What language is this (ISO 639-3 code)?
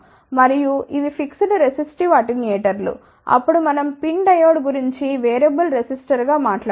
tel